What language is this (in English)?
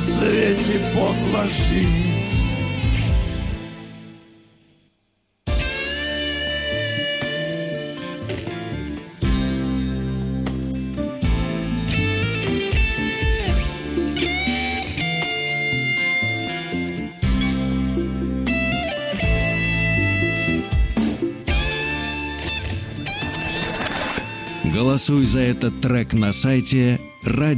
Russian